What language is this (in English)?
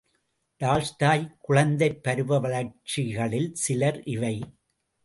Tamil